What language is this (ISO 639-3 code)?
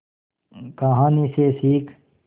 hin